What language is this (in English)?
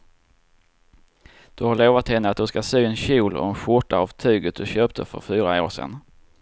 Swedish